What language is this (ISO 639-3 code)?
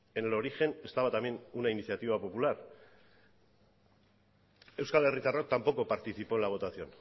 spa